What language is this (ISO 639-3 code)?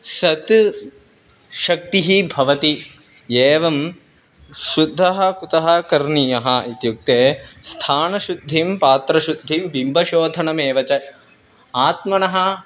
san